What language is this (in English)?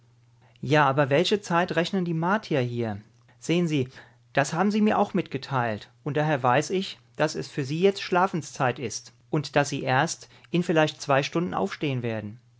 German